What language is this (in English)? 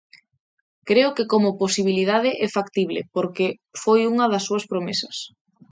Galician